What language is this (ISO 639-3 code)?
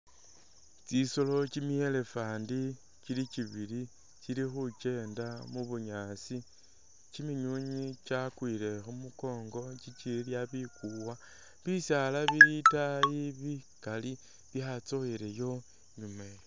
myx